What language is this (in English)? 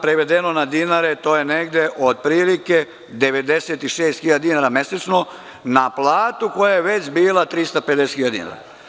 Serbian